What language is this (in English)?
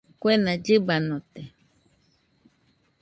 Nüpode Huitoto